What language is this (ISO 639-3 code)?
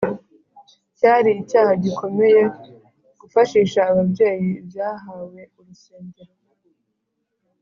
kin